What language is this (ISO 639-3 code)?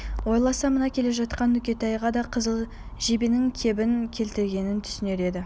kaz